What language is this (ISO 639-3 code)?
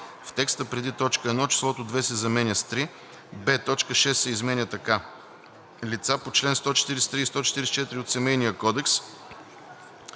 bul